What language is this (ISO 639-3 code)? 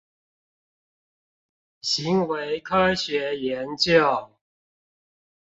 zho